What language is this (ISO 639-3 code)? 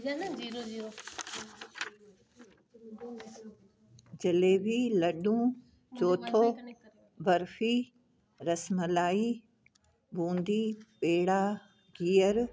snd